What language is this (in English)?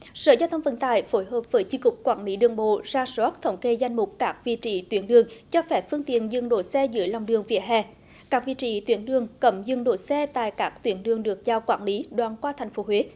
Vietnamese